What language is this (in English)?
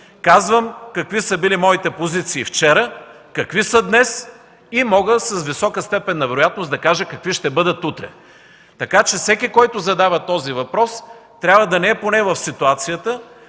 Bulgarian